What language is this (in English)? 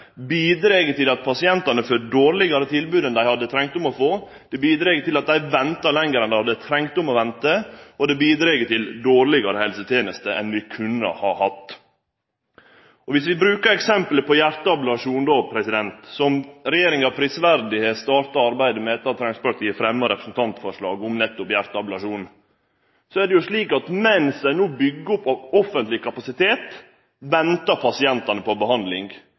Norwegian Nynorsk